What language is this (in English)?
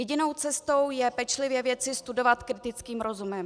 Czech